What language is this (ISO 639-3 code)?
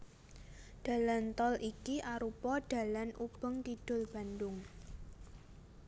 jav